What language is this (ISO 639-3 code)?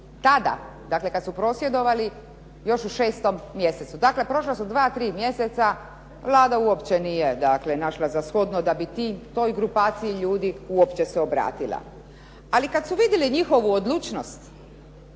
hrv